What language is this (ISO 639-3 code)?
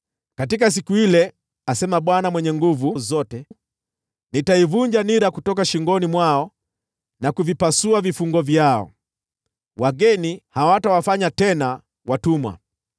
swa